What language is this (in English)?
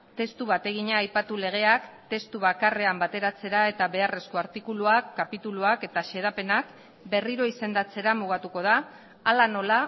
Basque